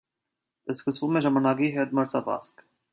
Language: Armenian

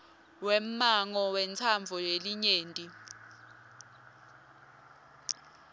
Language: Swati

